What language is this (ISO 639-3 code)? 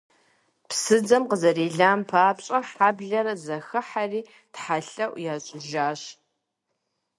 kbd